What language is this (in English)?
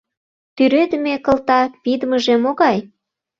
Mari